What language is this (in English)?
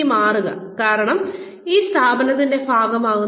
Malayalam